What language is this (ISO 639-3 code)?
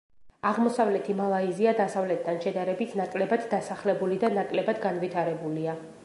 kat